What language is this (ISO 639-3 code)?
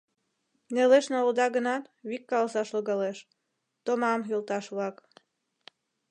chm